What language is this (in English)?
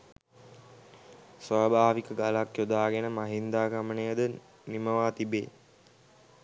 Sinhala